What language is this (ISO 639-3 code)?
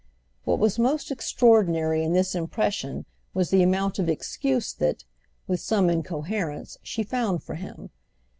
eng